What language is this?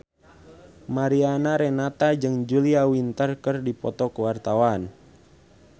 Sundanese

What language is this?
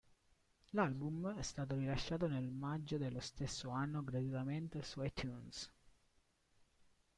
Italian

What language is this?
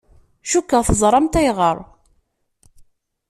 Kabyle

